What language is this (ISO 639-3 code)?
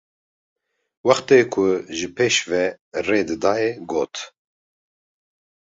kur